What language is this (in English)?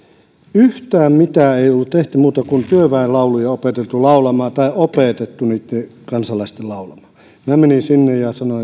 Finnish